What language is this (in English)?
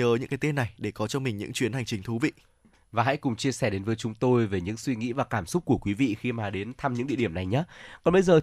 Vietnamese